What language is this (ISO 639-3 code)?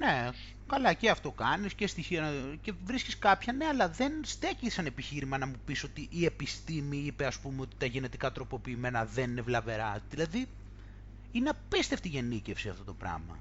ell